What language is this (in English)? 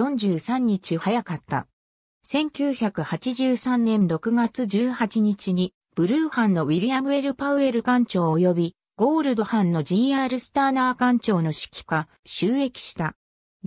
Japanese